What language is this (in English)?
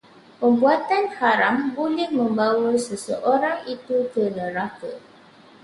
Malay